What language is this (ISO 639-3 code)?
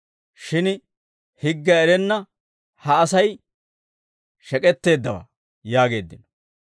dwr